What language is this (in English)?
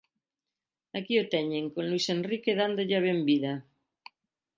Galician